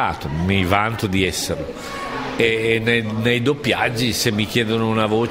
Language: Italian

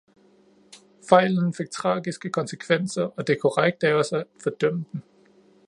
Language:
Danish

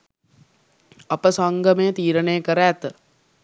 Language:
Sinhala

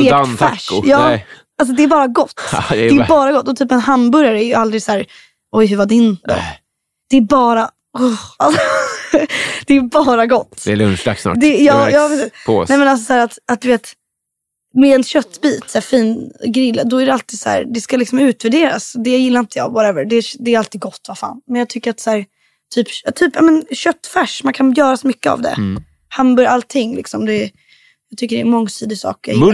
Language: Swedish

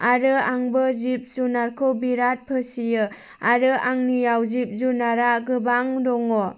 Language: Bodo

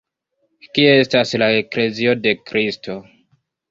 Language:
Esperanto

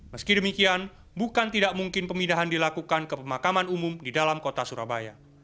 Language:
Indonesian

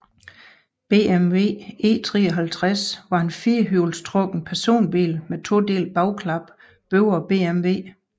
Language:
Danish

